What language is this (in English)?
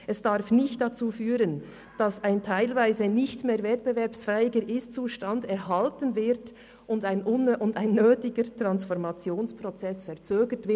Swiss German